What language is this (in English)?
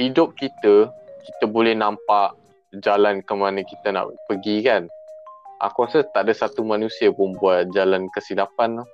Malay